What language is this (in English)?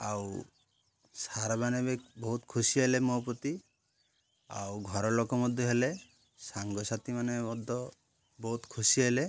Odia